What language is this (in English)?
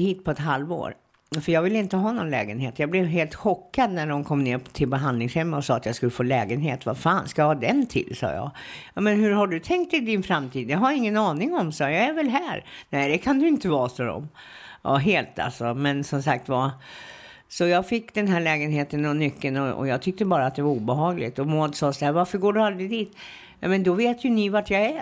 Swedish